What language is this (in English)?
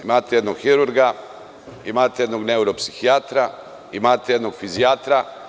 Serbian